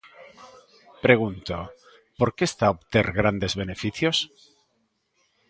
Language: Galician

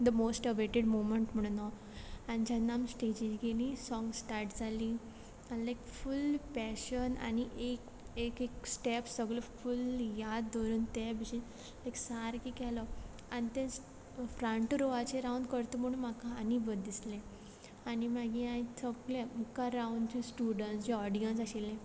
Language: Konkani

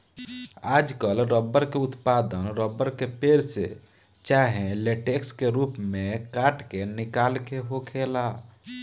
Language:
Bhojpuri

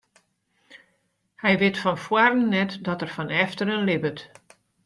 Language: Western Frisian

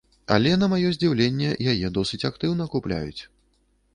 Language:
Belarusian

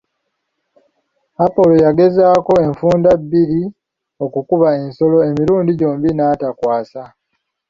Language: Ganda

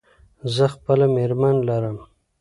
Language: Pashto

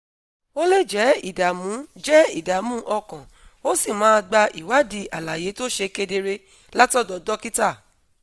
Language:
Yoruba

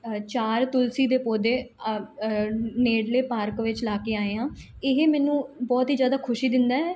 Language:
Punjabi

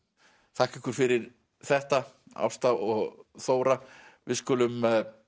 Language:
Icelandic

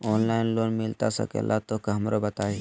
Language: Magahi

